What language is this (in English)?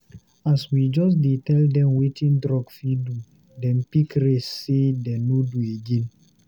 Nigerian Pidgin